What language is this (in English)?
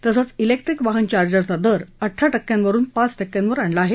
Marathi